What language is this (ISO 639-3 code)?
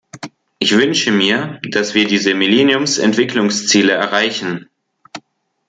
deu